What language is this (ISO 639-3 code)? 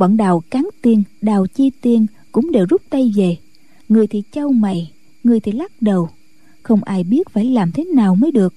vie